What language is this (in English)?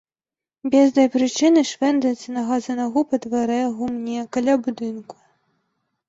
Belarusian